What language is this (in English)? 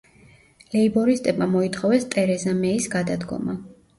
Georgian